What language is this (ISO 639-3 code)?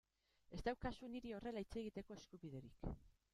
eus